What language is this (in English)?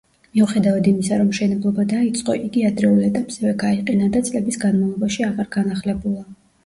Georgian